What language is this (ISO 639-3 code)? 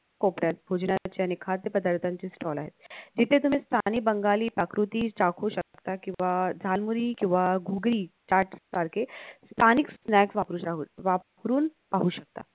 mar